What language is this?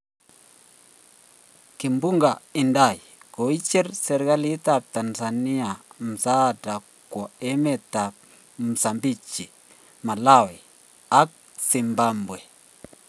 Kalenjin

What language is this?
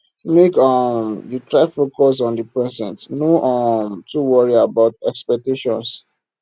Nigerian Pidgin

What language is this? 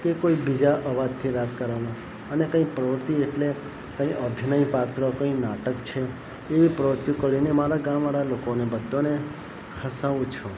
Gujarati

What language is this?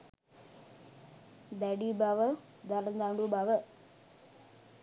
Sinhala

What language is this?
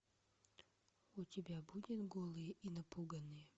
Russian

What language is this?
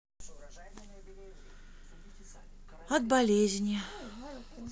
Russian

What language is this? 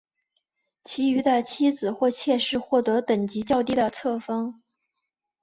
Chinese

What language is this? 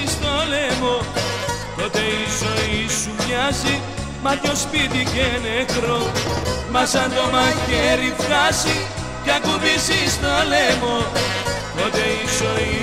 Greek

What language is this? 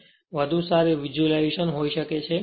Gujarati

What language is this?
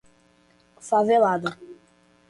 Portuguese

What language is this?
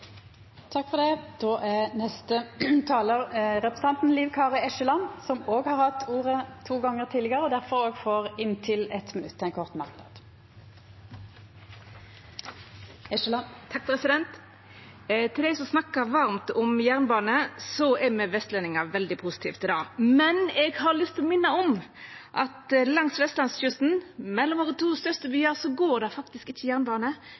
Norwegian Nynorsk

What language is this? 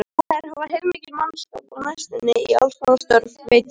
Icelandic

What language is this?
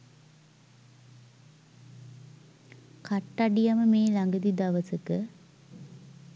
Sinhala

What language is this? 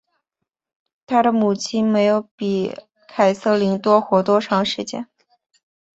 Chinese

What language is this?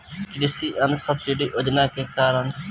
Bhojpuri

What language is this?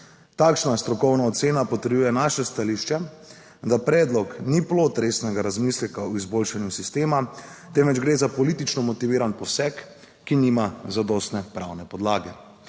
Slovenian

